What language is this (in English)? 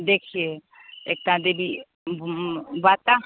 Hindi